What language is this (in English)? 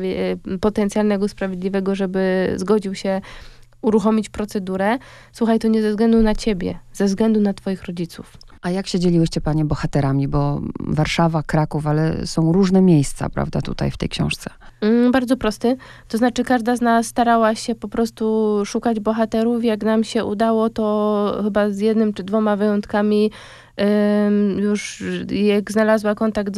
Polish